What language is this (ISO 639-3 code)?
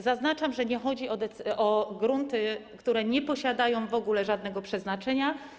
pol